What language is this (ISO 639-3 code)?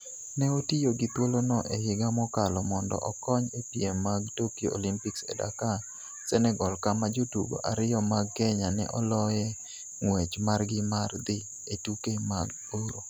luo